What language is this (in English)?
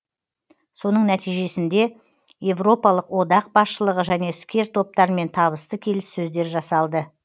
Kazakh